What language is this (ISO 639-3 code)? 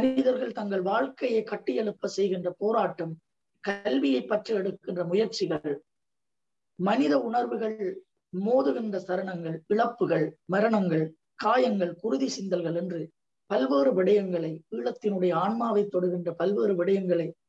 tam